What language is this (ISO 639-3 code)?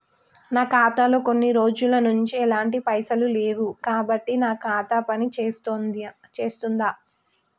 tel